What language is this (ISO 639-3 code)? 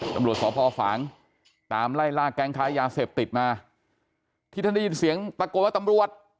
tha